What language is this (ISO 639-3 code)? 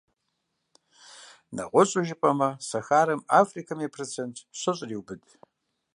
kbd